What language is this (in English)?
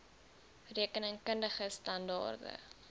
Afrikaans